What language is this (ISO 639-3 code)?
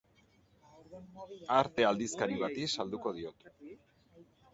eus